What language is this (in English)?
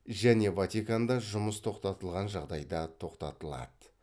Kazakh